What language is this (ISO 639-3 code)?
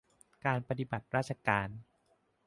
tha